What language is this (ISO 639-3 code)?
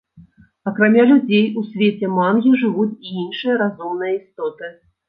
bel